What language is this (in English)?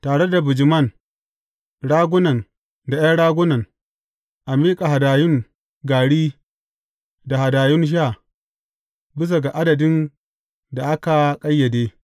Hausa